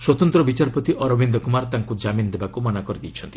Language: Odia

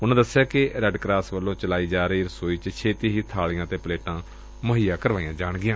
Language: Punjabi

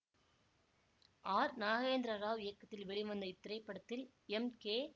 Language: Tamil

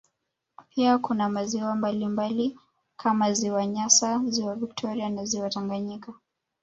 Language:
Swahili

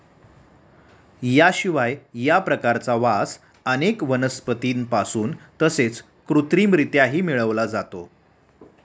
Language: Marathi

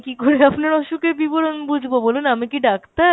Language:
Bangla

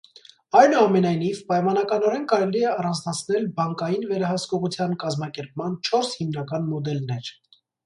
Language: Armenian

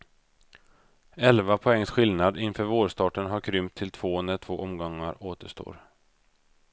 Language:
Swedish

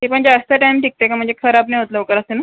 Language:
Marathi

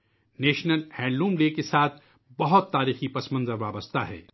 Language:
Urdu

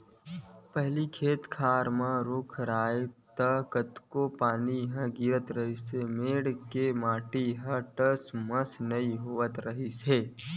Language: Chhattisgarhi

